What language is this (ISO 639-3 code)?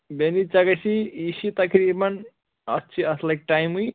kas